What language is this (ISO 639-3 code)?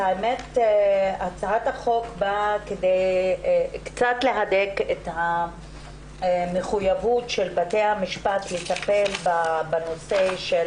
heb